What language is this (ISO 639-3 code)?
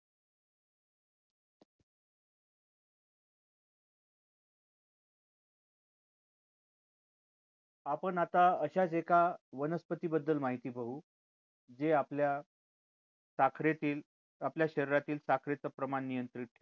mar